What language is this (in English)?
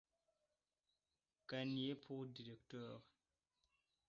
French